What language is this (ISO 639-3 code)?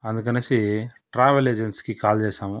tel